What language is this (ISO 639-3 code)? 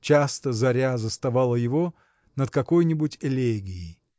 rus